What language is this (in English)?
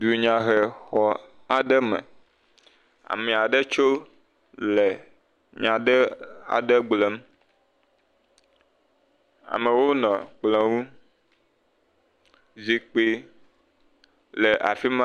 Ewe